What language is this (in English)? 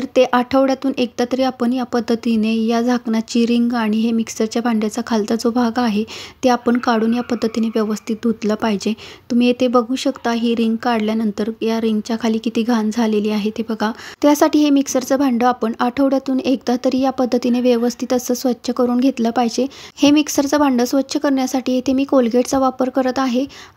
Marathi